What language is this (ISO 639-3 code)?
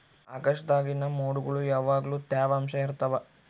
kan